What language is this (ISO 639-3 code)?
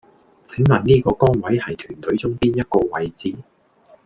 yue